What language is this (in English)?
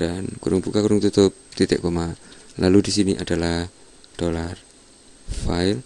Indonesian